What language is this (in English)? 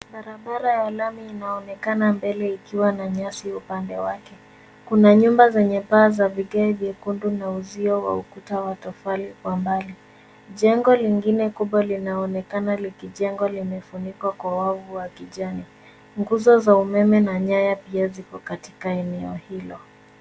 Swahili